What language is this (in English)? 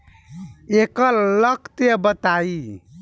Bhojpuri